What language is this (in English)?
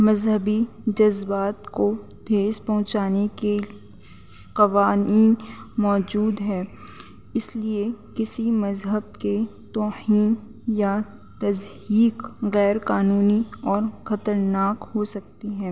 Urdu